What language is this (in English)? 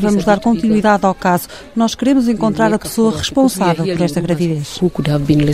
Portuguese